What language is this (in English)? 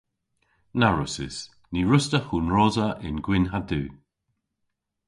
Cornish